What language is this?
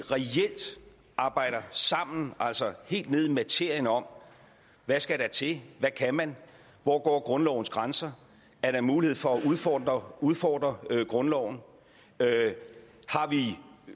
Danish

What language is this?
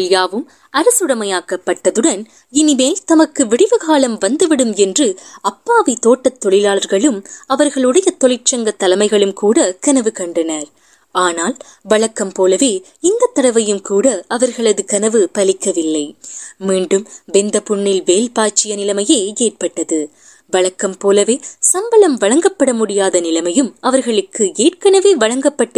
Tamil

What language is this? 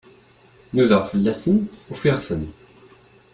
Kabyle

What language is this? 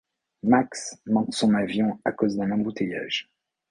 French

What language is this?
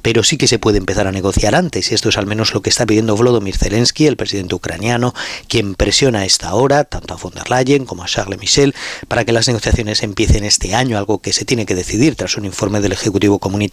Spanish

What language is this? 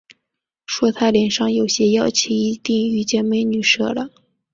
Chinese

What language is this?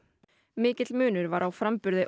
Icelandic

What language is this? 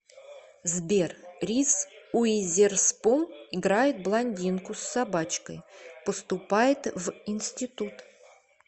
Russian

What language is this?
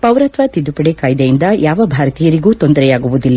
Kannada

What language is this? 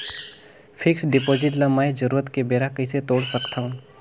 Chhattisgarhi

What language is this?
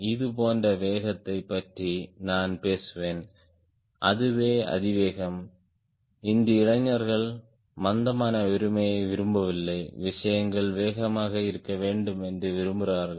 Tamil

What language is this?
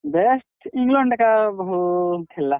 Odia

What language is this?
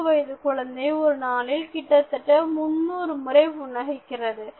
Tamil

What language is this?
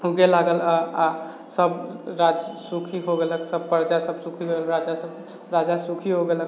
Maithili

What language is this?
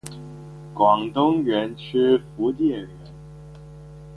Chinese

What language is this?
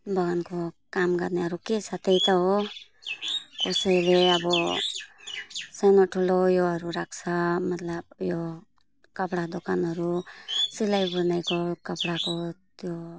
Nepali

